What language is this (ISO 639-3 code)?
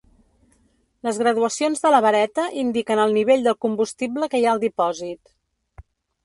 cat